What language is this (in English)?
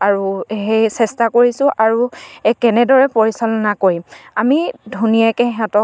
Assamese